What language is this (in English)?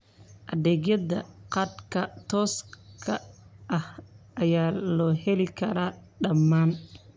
Somali